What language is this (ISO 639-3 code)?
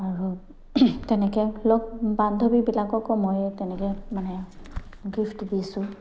asm